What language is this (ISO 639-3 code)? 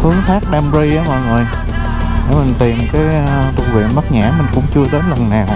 vie